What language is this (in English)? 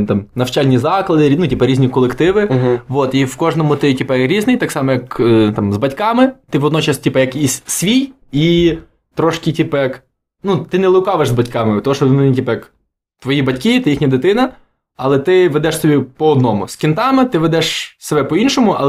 Ukrainian